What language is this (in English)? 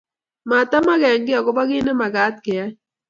Kalenjin